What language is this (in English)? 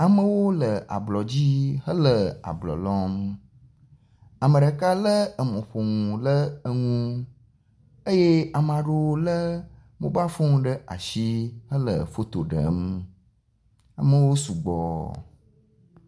Ewe